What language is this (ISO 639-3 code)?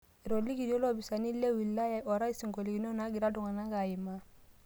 mas